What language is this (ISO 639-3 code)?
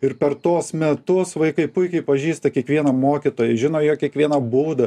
lit